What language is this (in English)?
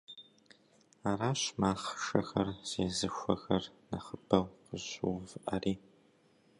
Kabardian